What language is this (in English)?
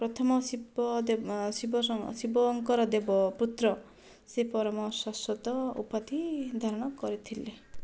Odia